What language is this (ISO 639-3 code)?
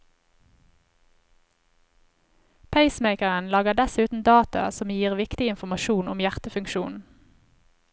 nor